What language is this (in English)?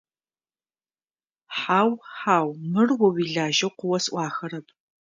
Adyghe